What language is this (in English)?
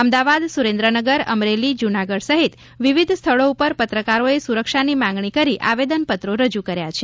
Gujarati